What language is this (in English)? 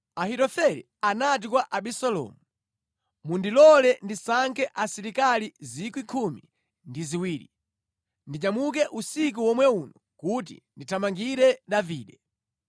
Nyanja